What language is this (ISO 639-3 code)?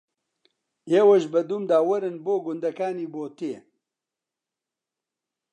ckb